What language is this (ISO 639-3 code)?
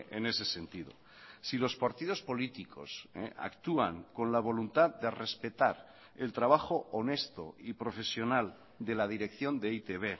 spa